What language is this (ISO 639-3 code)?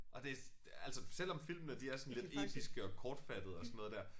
dan